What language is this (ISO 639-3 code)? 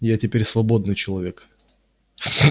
rus